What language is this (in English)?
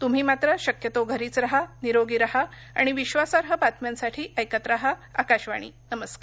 Marathi